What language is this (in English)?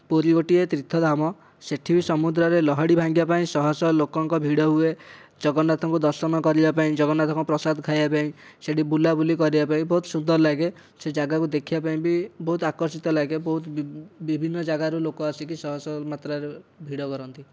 Odia